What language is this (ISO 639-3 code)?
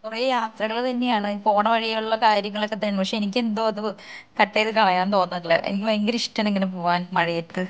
mal